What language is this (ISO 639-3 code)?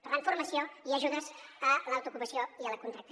cat